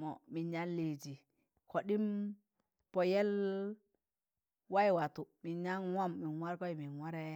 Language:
Tangale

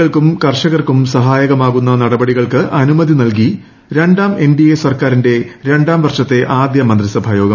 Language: Malayalam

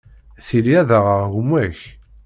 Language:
Kabyle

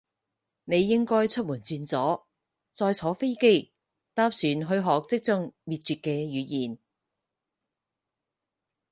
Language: Cantonese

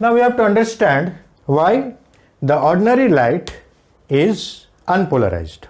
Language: English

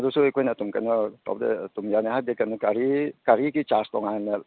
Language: Manipuri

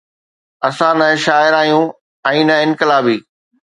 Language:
Sindhi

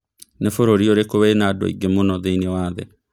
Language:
Kikuyu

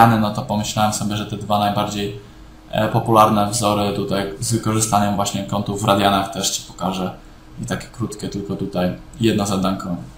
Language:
Polish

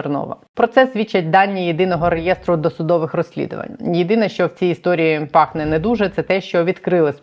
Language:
Ukrainian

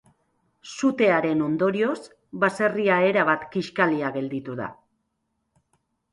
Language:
Basque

